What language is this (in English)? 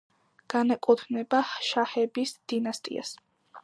Georgian